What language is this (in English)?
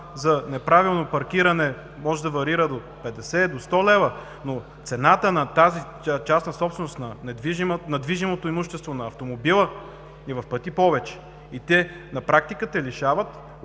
Bulgarian